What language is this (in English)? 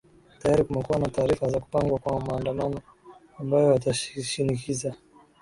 Swahili